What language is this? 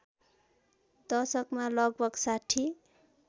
Nepali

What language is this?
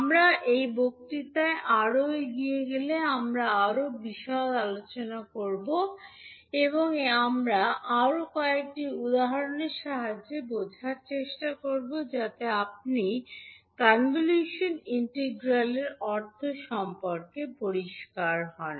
Bangla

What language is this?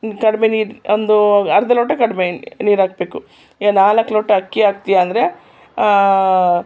Kannada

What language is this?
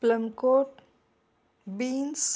Marathi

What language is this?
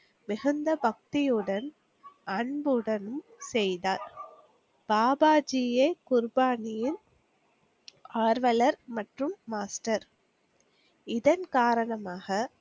Tamil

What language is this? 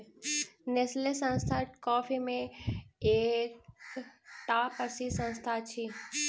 Maithili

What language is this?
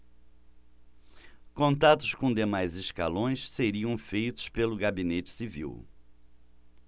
Portuguese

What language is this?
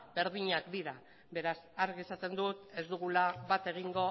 Basque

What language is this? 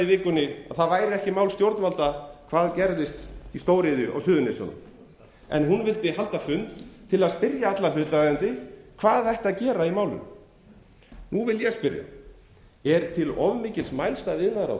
Icelandic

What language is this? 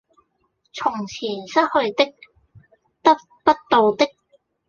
Cantonese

